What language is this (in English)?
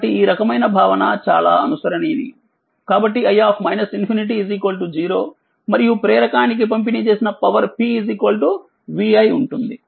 Telugu